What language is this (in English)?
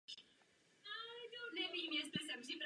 Czech